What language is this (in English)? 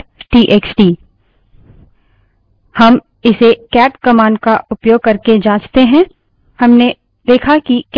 Hindi